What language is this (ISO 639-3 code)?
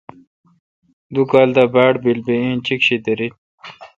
xka